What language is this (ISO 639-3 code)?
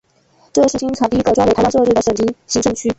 zho